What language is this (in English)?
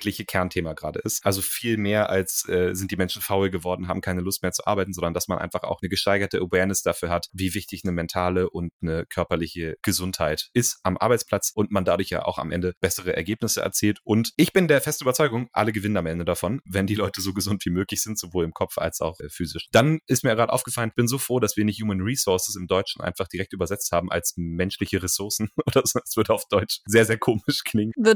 German